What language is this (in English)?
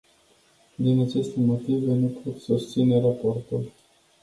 Romanian